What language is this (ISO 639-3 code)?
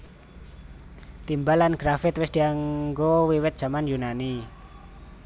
jav